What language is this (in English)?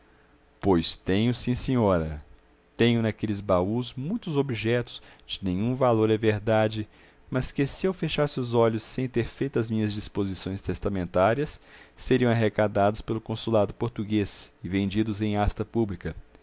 Portuguese